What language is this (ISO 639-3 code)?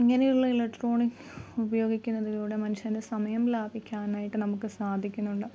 mal